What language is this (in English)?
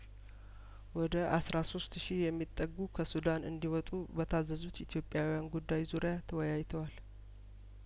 Amharic